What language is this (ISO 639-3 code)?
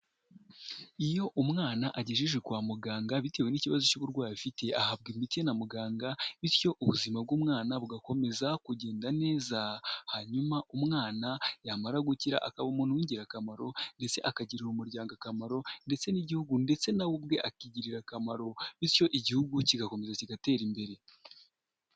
kin